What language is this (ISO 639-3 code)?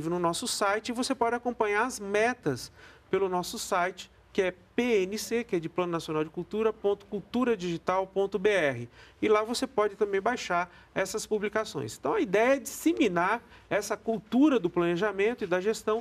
por